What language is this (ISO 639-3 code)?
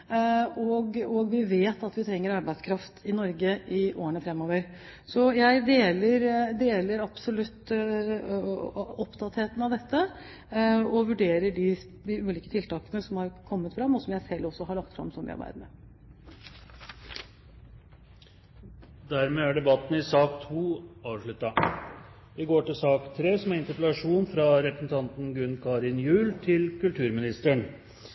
nob